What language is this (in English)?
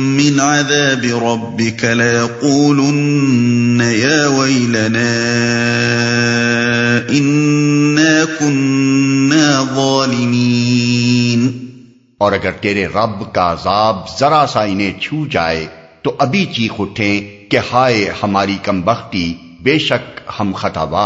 Urdu